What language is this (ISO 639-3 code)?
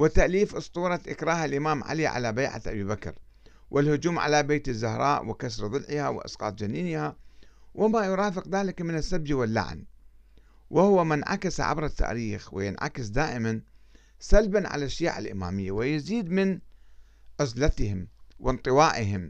ara